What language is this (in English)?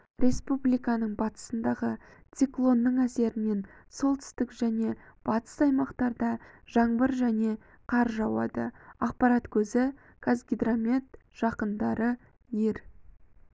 Kazakh